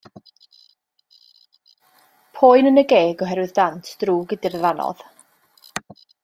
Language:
Welsh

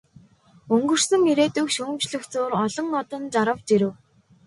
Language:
Mongolian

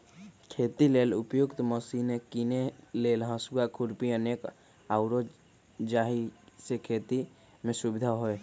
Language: Magahi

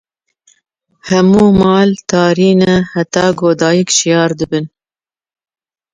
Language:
Kurdish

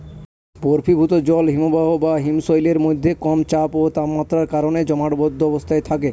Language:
Bangla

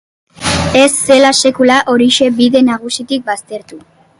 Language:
Basque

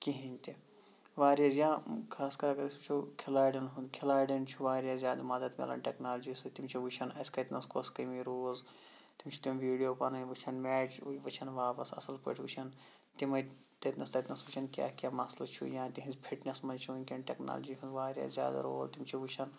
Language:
Kashmiri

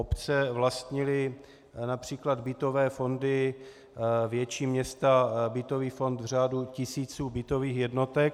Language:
Czech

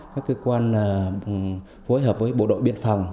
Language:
Vietnamese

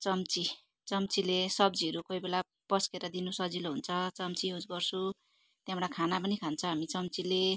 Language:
Nepali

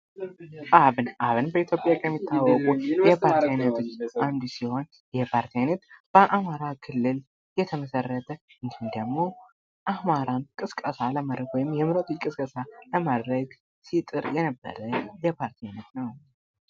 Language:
Amharic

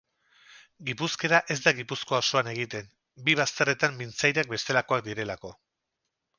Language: Basque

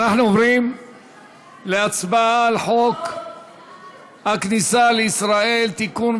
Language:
Hebrew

